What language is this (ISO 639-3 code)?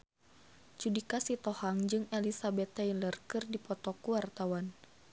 sun